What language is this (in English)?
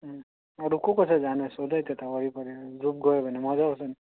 Nepali